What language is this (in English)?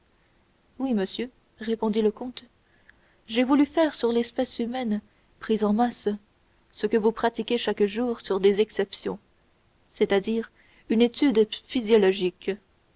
French